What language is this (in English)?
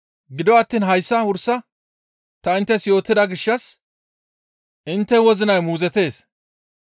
Gamo